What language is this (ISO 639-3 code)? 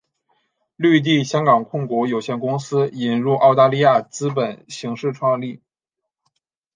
zho